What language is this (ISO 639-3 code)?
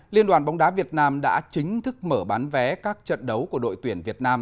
vie